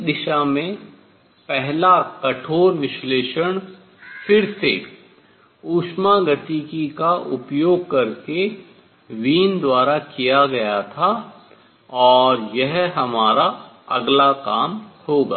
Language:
Hindi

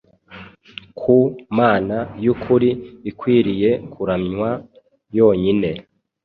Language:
Kinyarwanda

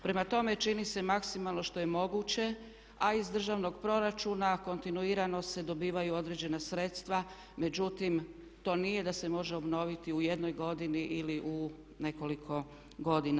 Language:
Croatian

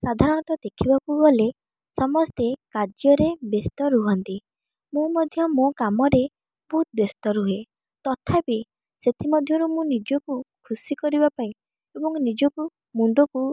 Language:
Odia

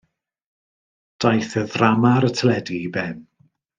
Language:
Welsh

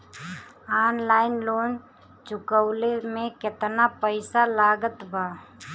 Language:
Bhojpuri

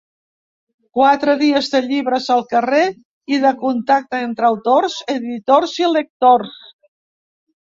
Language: Catalan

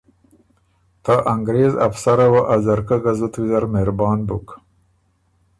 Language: Ormuri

